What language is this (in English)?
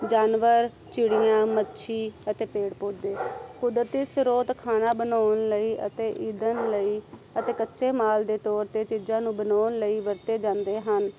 Punjabi